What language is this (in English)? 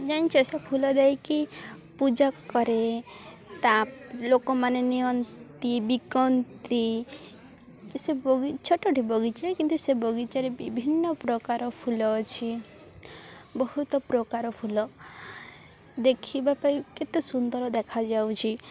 Odia